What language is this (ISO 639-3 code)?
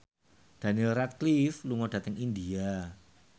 jav